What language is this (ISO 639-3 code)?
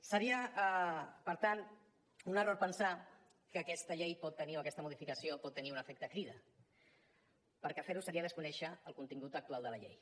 cat